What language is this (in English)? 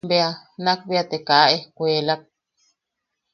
Yaqui